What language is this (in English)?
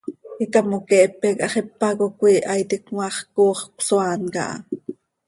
Seri